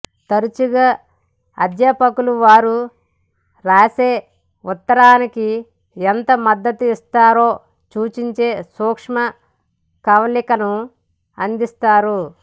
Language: Telugu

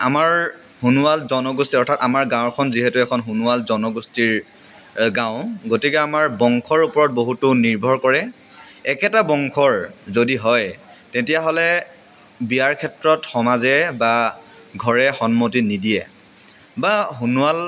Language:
Assamese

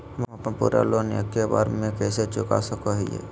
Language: Magahi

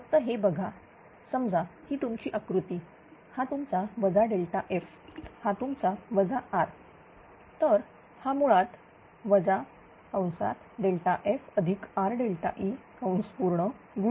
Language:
Marathi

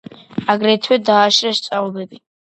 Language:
Georgian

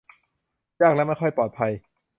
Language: Thai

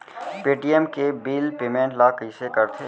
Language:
Chhattisgarhi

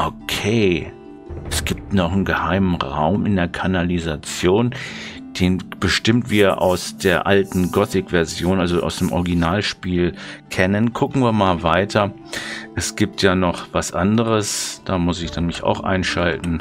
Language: German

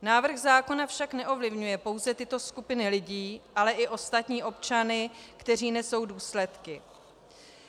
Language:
Czech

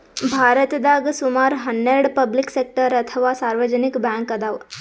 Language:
Kannada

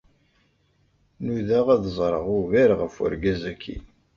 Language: Kabyle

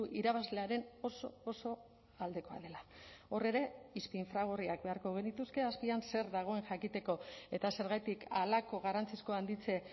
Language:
Basque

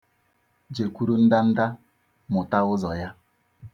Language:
Igbo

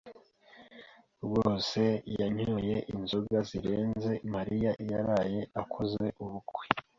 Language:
Kinyarwanda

